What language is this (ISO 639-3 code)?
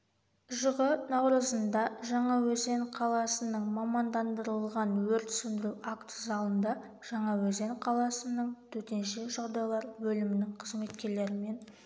kaz